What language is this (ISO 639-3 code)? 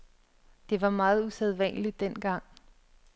dan